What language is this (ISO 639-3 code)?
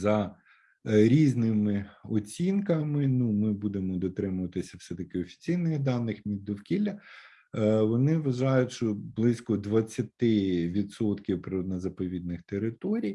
ukr